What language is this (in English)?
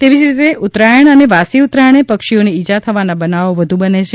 Gujarati